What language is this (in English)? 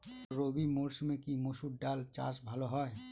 Bangla